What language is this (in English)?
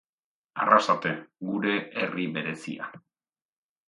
Basque